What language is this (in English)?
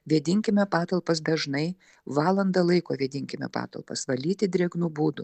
Lithuanian